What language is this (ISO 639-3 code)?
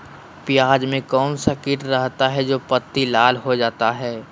mag